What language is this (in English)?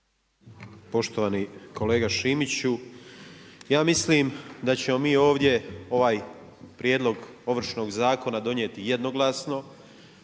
Croatian